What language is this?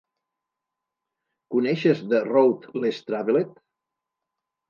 Catalan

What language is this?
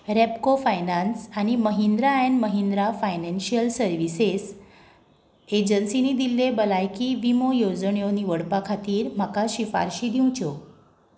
Konkani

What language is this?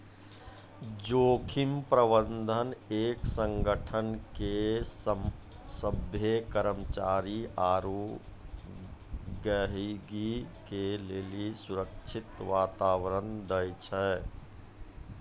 Maithili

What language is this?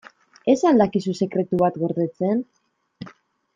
Basque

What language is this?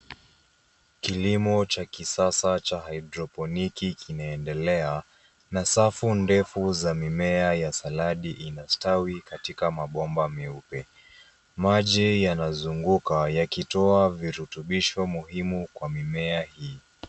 Swahili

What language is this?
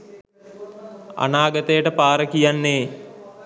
Sinhala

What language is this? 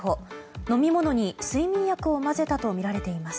Japanese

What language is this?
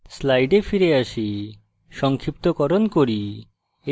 Bangla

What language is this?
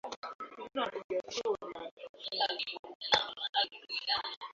Swahili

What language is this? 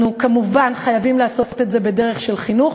Hebrew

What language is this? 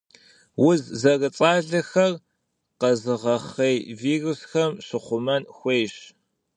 Kabardian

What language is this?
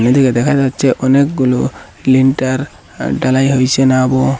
Bangla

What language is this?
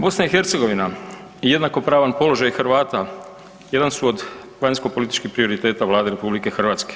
Croatian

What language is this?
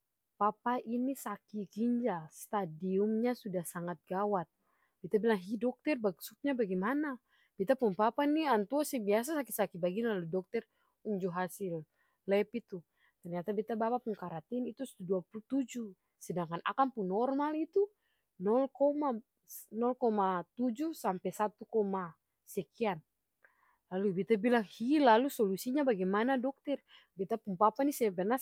Ambonese Malay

